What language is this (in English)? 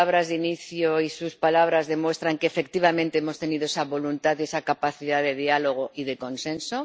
Spanish